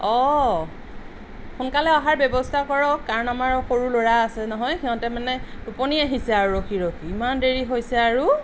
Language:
Assamese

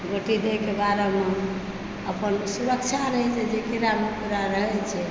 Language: Maithili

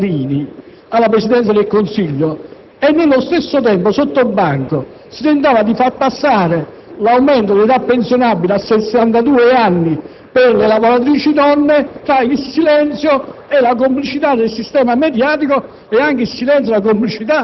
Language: Italian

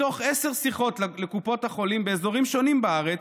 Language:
Hebrew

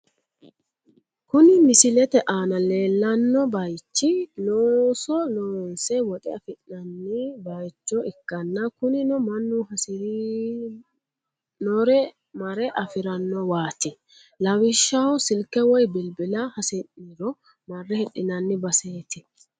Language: Sidamo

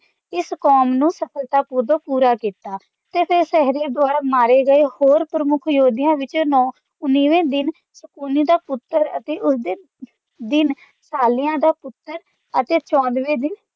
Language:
Punjabi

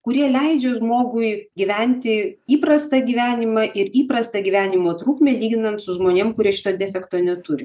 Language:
Lithuanian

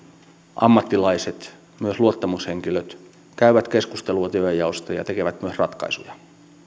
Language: Finnish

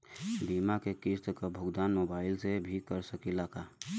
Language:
Bhojpuri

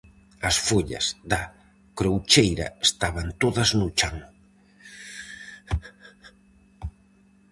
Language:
Galician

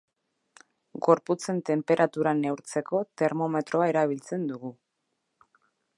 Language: Basque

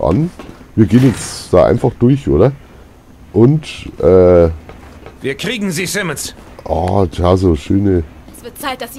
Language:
German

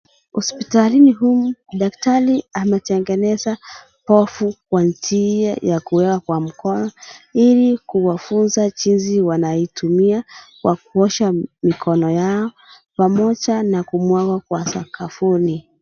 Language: Swahili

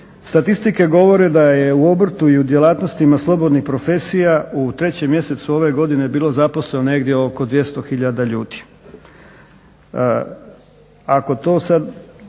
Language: Croatian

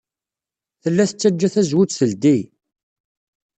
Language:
Kabyle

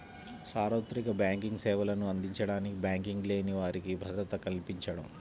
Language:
Telugu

